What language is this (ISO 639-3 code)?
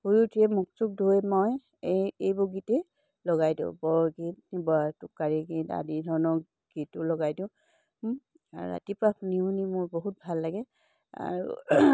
asm